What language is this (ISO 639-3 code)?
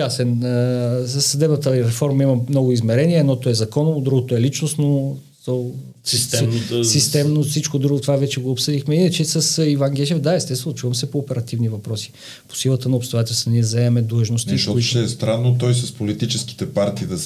bul